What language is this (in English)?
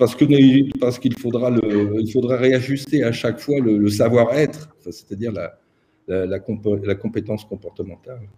French